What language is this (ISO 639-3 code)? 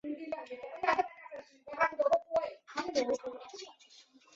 zho